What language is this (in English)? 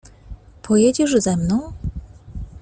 Polish